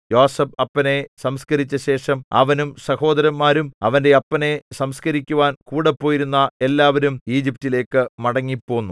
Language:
Malayalam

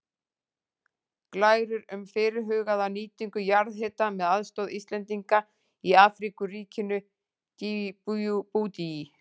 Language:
Icelandic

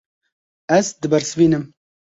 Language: Kurdish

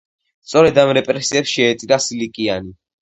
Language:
Georgian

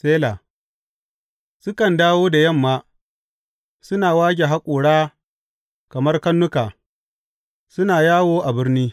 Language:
Hausa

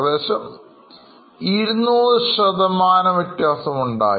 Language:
Malayalam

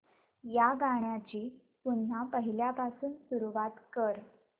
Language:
Marathi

